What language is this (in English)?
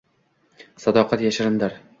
Uzbek